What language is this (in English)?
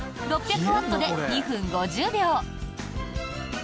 Japanese